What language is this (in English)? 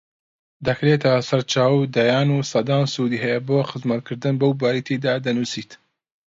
Central Kurdish